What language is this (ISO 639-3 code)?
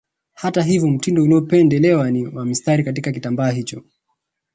swa